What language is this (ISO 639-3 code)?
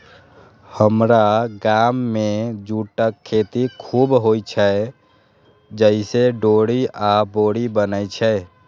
mai